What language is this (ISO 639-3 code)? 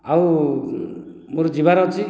ori